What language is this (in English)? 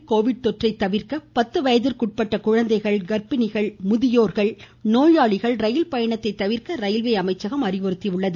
Tamil